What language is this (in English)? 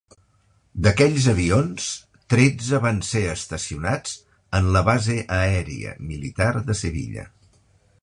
Catalan